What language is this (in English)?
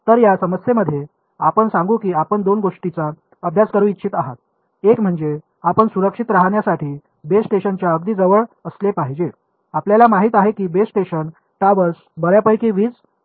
Marathi